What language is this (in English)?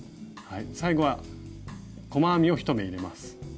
Japanese